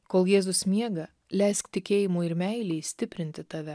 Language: Lithuanian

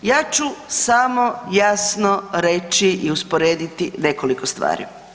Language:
Croatian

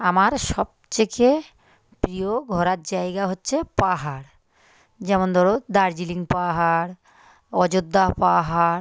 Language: Bangla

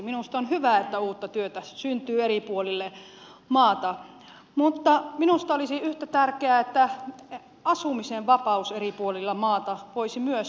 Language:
Finnish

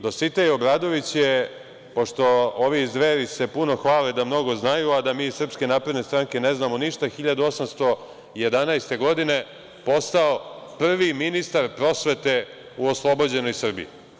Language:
Serbian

